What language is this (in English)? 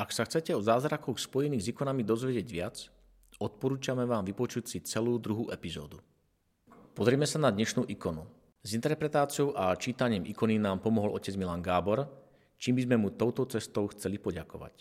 Slovak